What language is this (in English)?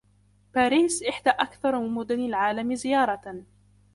Arabic